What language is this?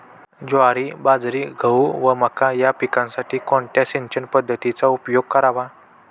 Marathi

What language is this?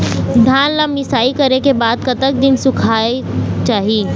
Chhattisgarhi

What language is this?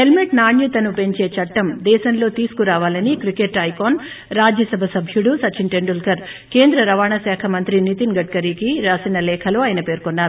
Telugu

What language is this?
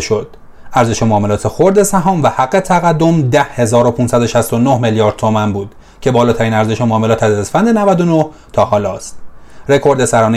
Persian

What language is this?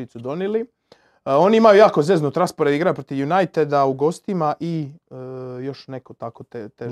Croatian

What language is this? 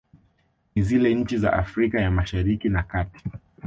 Swahili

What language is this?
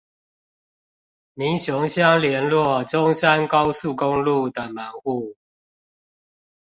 Chinese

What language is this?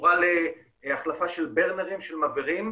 Hebrew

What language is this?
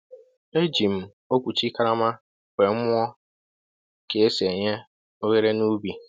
Igbo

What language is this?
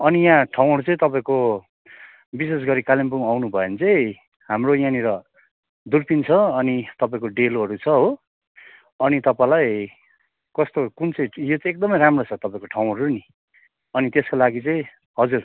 Nepali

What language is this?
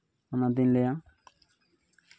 Santali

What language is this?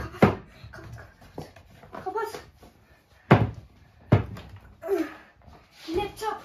Turkish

